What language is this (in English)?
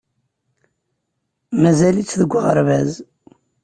Kabyle